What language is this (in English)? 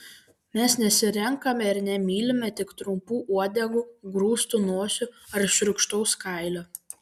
Lithuanian